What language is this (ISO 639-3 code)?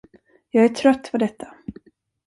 swe